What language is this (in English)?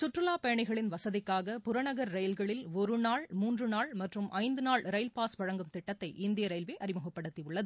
Tamil